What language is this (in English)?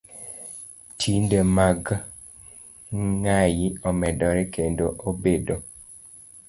Luo (Kenya and Tanzania)